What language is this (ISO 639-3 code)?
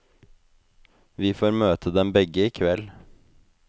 nor